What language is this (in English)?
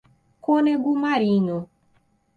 Portuguese